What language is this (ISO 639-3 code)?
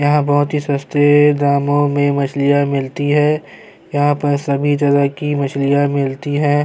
urd